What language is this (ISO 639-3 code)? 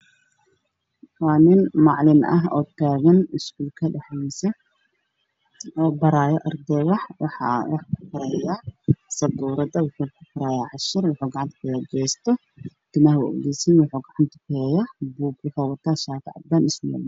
som